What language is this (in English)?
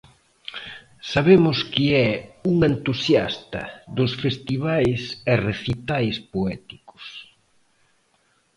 Galician